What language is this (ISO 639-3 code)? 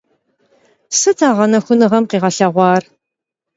kbd